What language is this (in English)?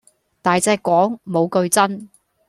Cantonese